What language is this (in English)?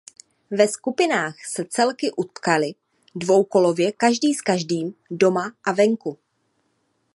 Czech